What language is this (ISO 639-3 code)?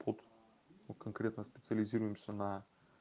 rus